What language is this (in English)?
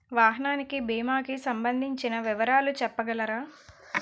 Telugu